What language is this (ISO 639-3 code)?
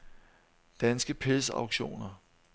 dan